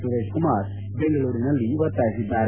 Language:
Kannada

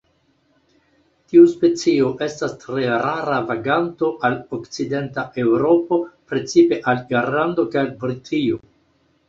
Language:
Esperanto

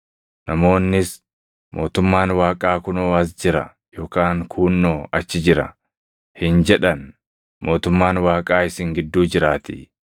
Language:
Oromo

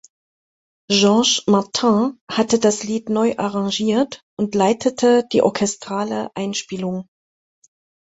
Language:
German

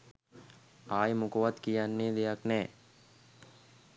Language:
Sinhala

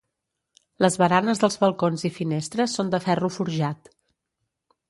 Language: Catalan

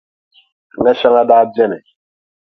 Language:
Dagbani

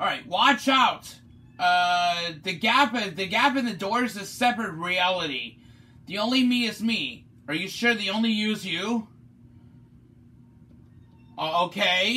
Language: English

